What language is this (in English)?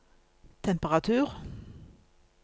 Norwegian